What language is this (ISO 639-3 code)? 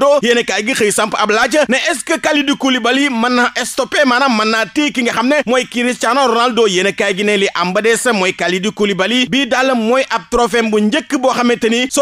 nld